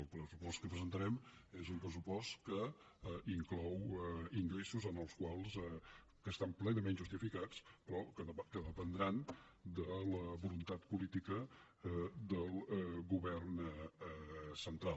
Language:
Catalan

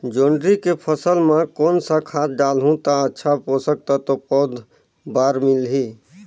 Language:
Chhattisgarhi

